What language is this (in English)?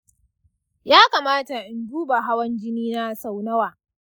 Hausa